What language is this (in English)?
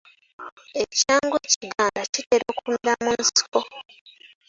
Ganda